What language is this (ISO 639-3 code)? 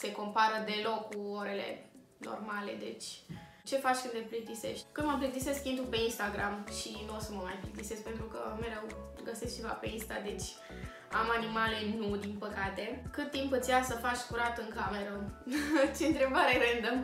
ron